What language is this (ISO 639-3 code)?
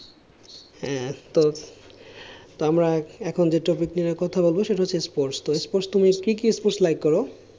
ben